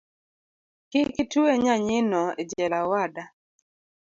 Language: Luo (Kenya and Tanzania)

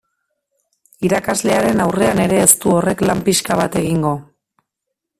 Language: Basque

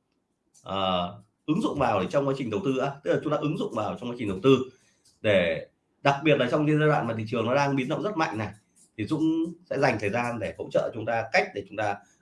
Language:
Vietnamese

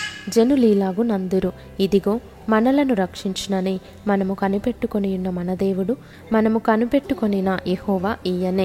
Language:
Telugu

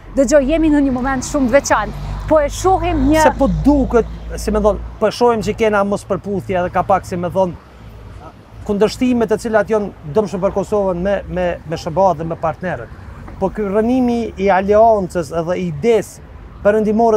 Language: Romanian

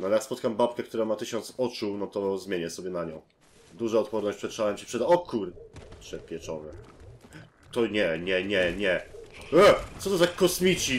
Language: Polish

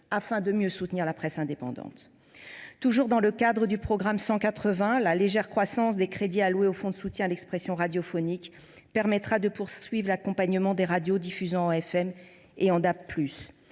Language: French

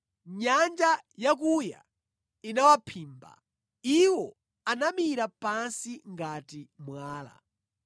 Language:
Nyanja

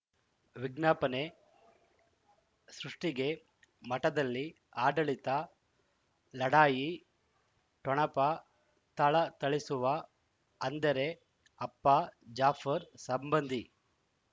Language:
Kannada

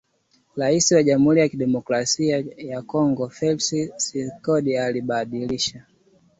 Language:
Swahili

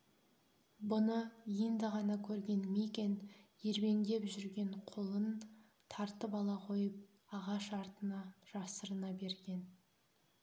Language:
Kazakh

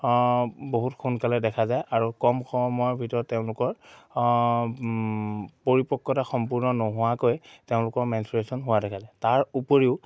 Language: Assamese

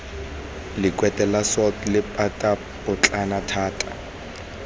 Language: Tswana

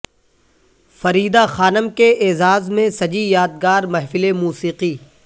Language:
Urdu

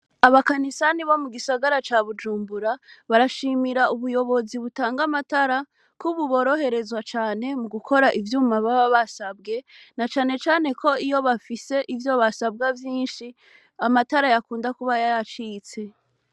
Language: Rundi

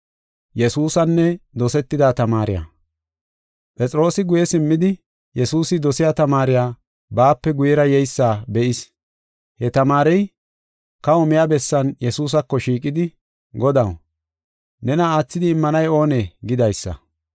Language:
Gofa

